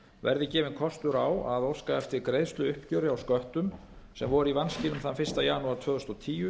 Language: Icelandic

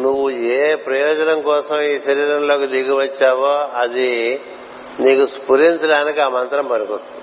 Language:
Telugu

